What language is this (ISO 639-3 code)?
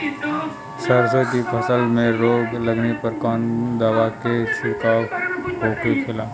bho